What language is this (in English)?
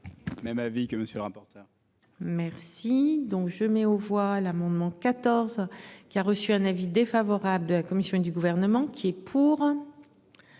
French